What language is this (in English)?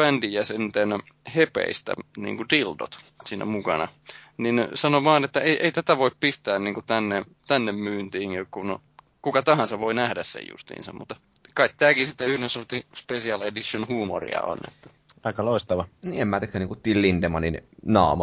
Finnish